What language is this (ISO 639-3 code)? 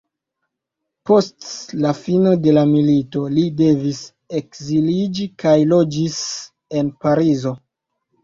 epo